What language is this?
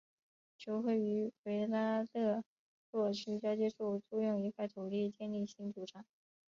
Chinese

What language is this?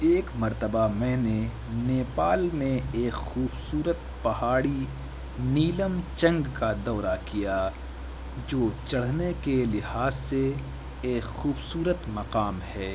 Urdu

